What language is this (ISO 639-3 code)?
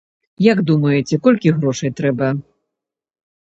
bel